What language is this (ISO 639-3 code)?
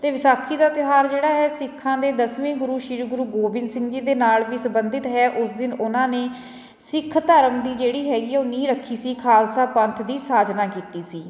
pan